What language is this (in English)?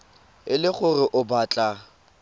Tswana